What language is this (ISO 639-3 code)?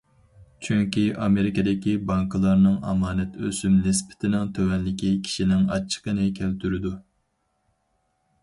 uig